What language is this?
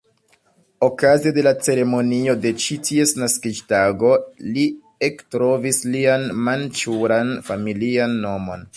Esperanto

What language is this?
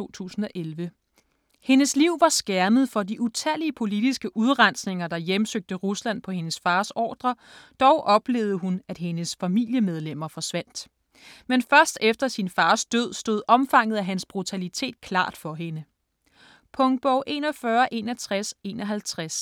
Danish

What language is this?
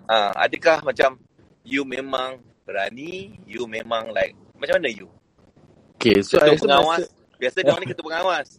Malay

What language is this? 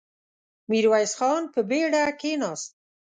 Pashto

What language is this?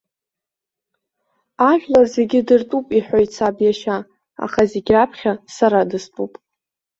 Abkhazian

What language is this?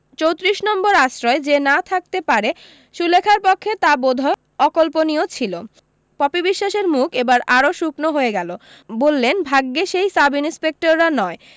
Bangla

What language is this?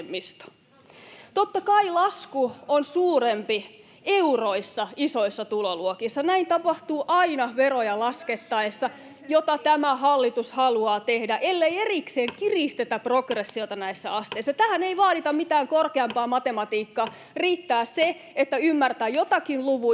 Finnish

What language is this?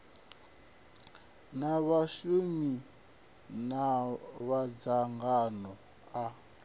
Venda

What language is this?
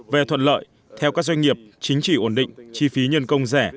Vietnamese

